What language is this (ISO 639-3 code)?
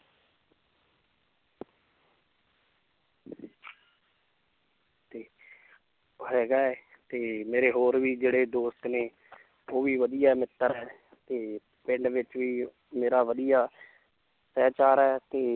pan